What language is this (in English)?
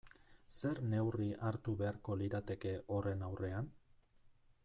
Basque